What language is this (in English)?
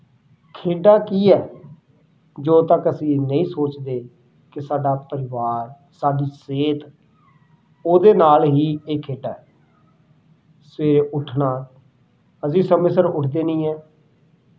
Punjabi